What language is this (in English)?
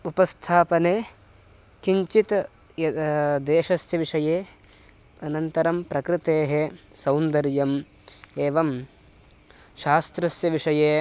Sanskrit